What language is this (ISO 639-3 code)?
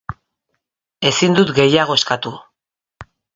eus